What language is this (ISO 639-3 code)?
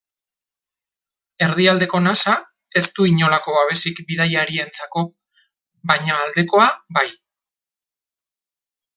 eus